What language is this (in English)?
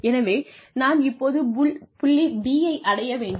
Tamil